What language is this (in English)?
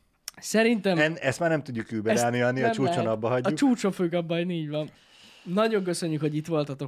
Hungarian